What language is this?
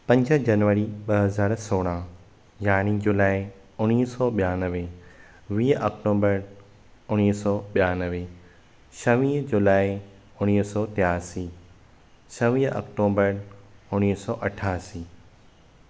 Sindhi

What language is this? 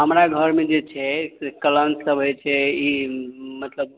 Maithili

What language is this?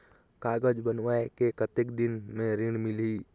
Chhattisgarhi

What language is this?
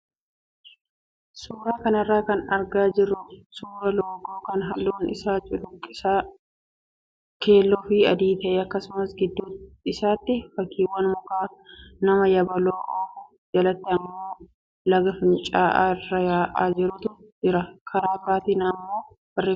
Oromo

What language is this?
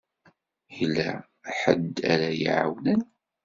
Kabyle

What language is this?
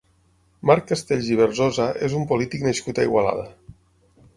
Catalan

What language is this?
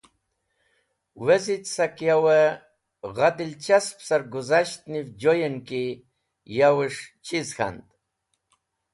Wakhi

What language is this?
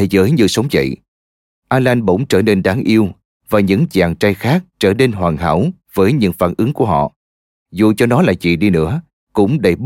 Vietnamese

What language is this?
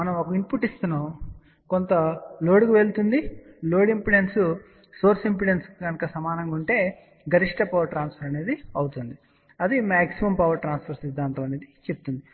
Telugu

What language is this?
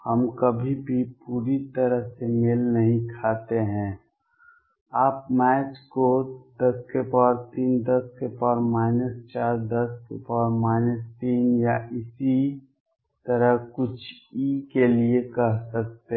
Hindi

